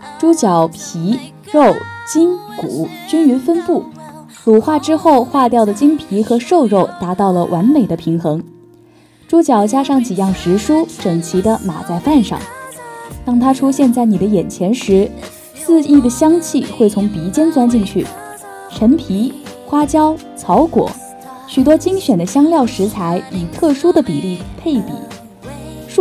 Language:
Chinese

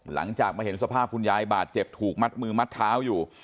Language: Thai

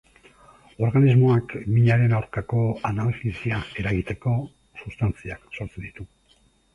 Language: Basque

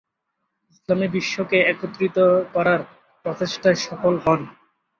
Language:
Bangla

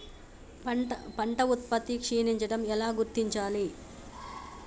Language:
Telugu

